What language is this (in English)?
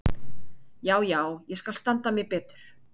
Icelandic